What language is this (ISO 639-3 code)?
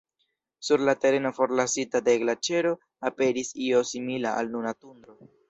epo